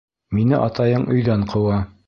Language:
Bashkir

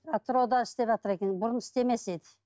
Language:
Kazakh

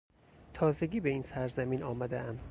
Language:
Persian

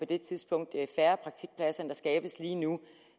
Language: Danish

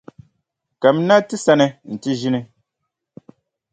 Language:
Dagbani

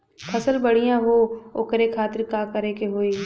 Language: Bhojpuri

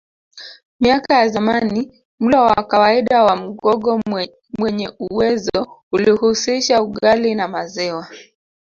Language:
Swahili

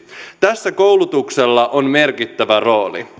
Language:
Finnish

